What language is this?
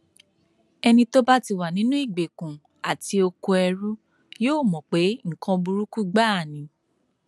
Yoruba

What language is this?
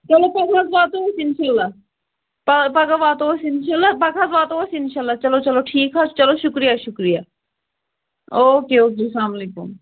Kashmiri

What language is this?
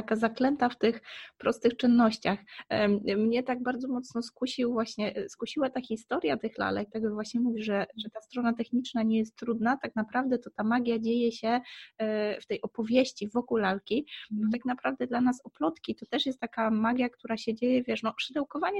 Polish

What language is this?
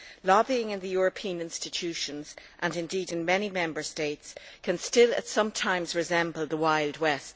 English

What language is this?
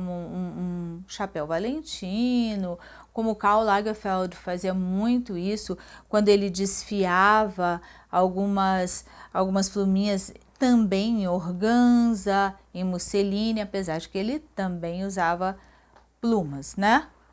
Portuguese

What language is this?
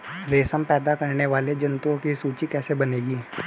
Hindi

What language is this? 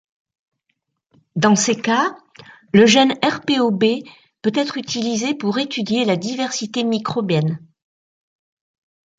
French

